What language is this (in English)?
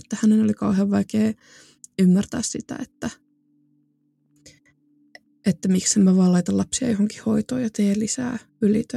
Finnish